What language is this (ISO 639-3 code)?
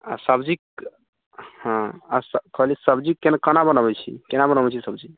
mai